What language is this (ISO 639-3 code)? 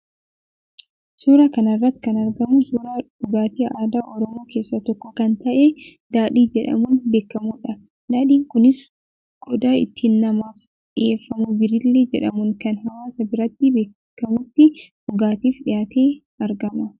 orm